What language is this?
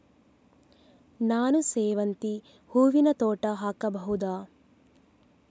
Kannada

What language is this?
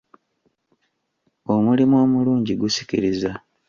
Ganda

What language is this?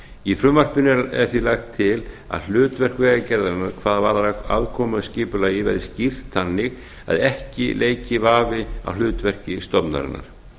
Icelandic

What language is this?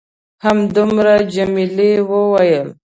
Pashto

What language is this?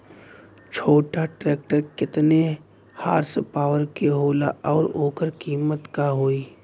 Bhojpuri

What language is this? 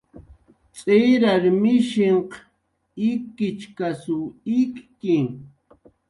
Jaqaru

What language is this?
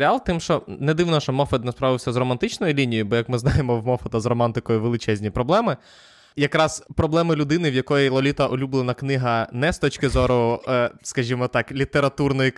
Ukrainian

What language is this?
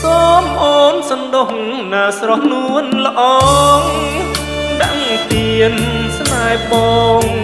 Thai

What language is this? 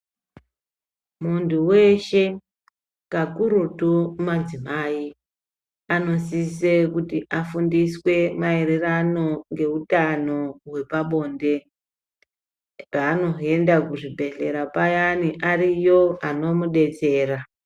Ndau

